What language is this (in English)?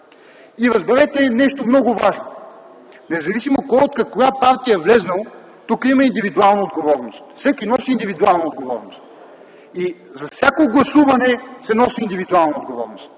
Bulgarian